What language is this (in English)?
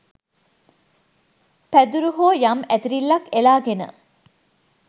Sinhala